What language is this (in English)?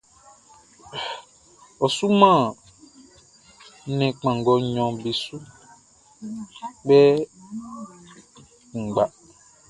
Baoulé